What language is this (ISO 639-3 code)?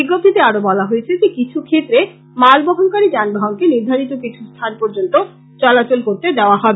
ben